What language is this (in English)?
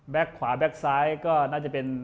Thai